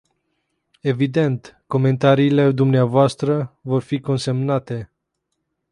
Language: Romanian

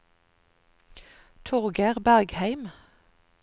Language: Norwegian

